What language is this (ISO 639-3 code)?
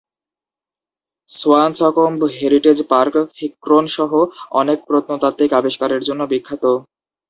ben